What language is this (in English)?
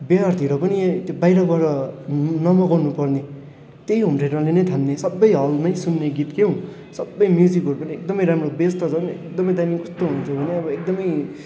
Nepali